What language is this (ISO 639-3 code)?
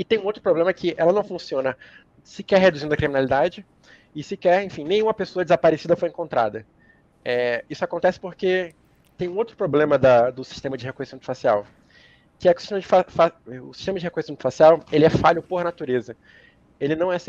por